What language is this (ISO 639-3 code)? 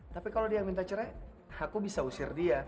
ind